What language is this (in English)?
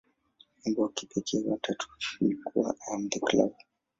Swahili